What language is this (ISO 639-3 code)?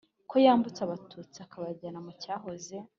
kin